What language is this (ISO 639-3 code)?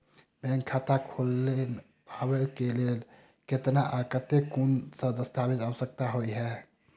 mai